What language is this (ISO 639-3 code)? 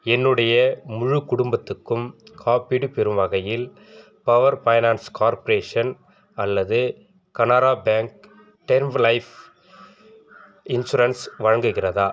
tam